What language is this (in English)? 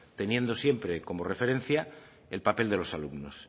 Spanish